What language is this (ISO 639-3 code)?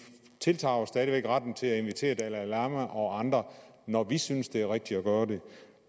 dan